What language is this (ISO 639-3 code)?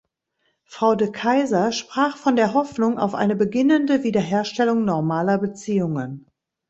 deu